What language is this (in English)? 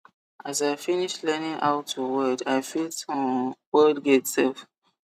Nigerian Pidgin